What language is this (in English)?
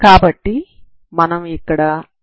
Telugu